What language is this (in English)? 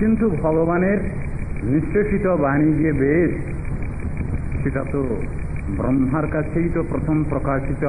Arabic